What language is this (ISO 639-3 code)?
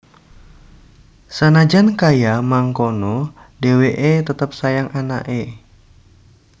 jav